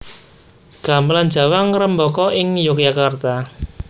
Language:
Javanese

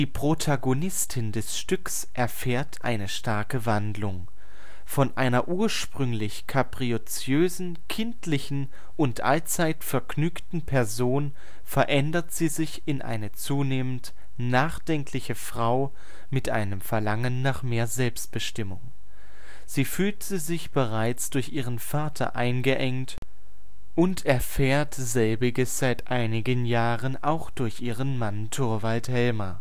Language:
German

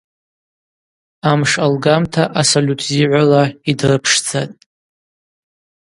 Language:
Abaza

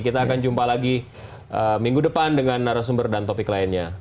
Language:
Indonesian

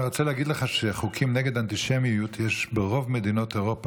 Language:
Hebrew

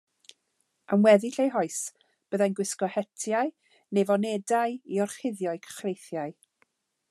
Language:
Welsh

